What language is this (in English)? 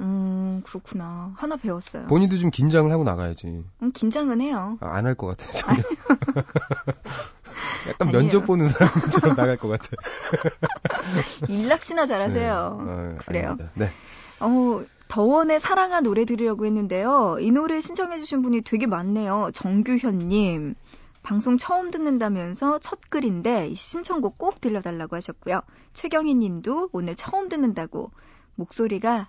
Korean